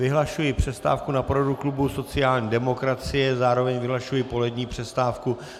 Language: Czech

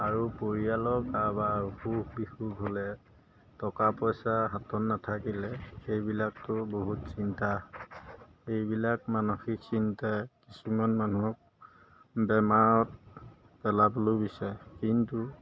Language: Assamese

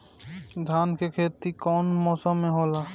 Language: Bhojpuri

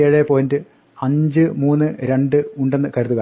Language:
Malayalam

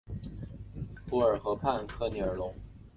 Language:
Chinese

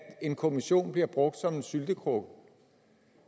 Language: Danish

